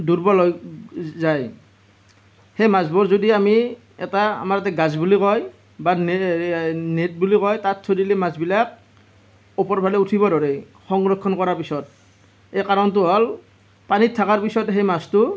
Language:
Assamese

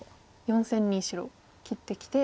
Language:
Japanese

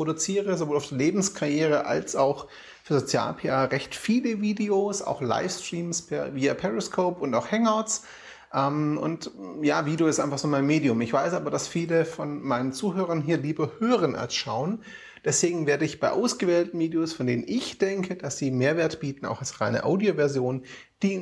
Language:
German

